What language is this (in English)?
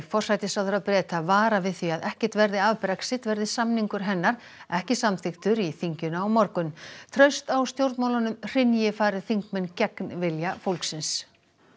Icelandic